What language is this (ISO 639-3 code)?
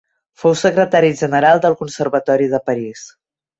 cat